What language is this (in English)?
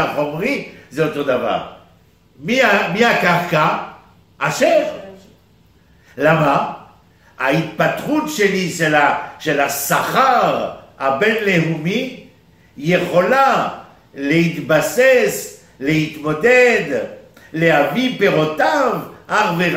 Hebrew